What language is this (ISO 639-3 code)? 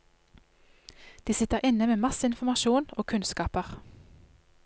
nor